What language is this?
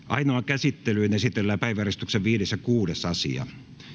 Finnish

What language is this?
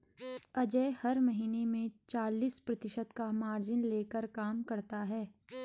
Hindi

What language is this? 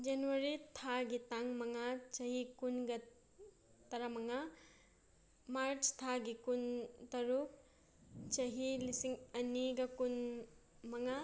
Manipuri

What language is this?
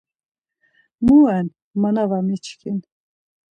Laz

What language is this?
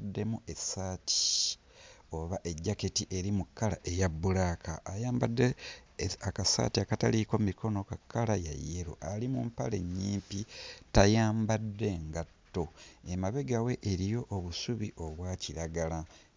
Ganda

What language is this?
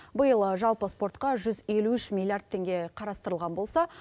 Kazakh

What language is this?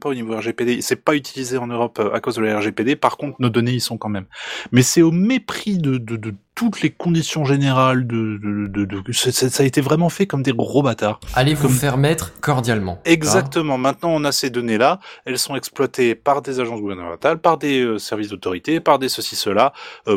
French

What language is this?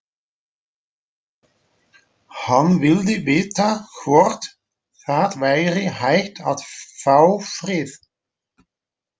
Icelandic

